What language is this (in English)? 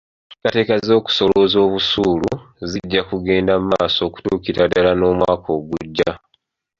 Ganda